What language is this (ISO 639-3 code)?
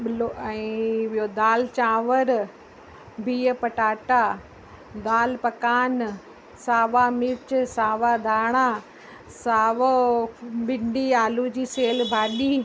snd